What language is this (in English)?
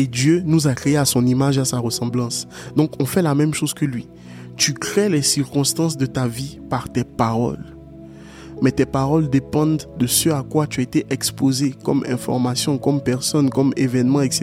French